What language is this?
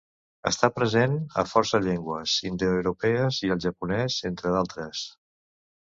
Catalan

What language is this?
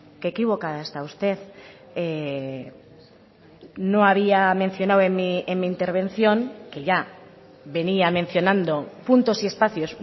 Spanish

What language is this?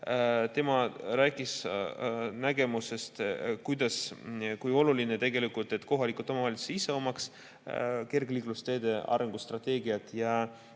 Estonian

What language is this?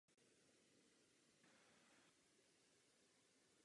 Czech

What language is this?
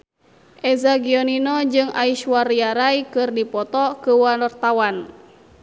Sundanese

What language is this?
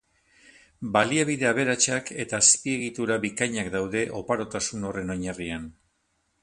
Basque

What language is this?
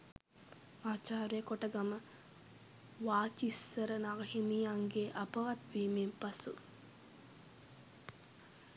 Sinhala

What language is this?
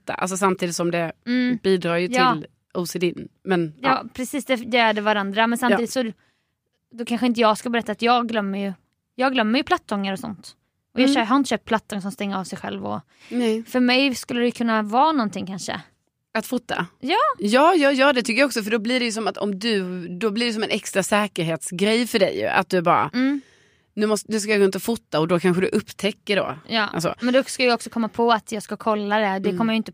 Swedish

